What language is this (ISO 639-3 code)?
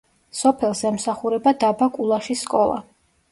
kat